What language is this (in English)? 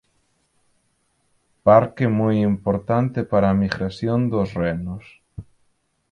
Galician